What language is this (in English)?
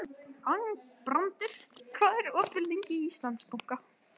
Icelandic